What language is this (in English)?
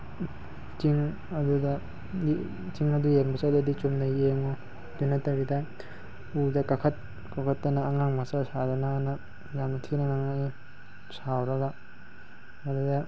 Manipuri